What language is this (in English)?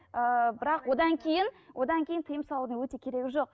Kazakh